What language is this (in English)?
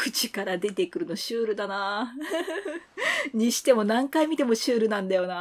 Japanese